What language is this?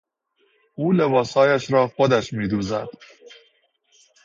Persian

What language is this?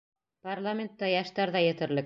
Bashkir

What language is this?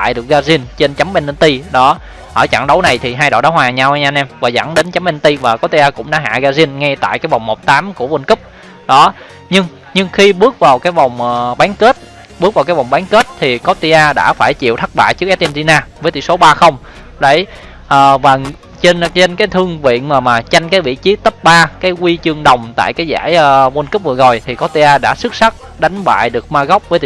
Vietnamese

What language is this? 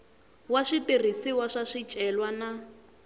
Tsonga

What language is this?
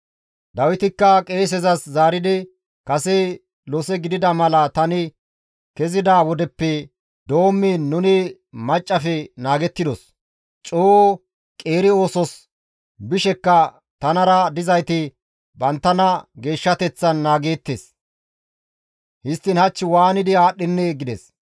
Gamo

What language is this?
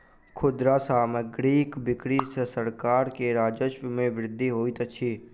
Maithili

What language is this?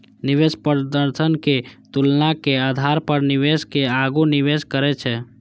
Maithili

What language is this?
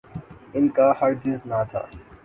Urdu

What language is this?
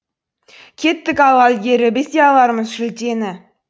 Kazakh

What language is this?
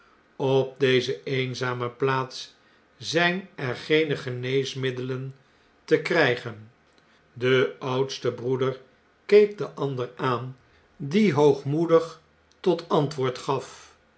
Dutch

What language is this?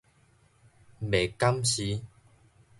Min Nan Chinese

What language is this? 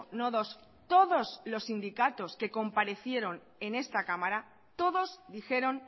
Spanish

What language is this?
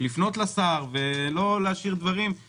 Hebrew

